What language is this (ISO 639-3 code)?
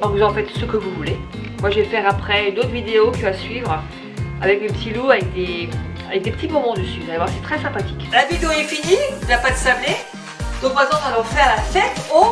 fra